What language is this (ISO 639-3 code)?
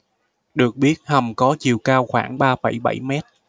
vie